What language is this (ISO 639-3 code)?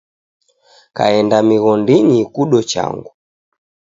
dav